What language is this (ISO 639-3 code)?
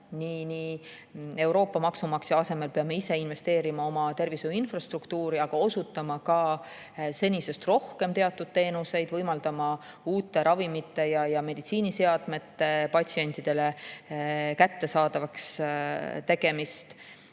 est